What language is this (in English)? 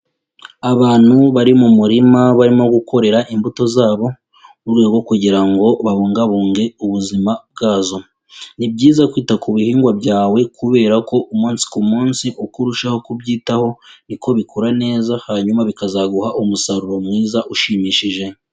Kinyarwanda